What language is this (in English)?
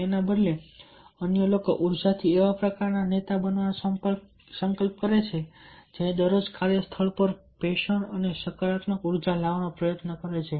Gujarati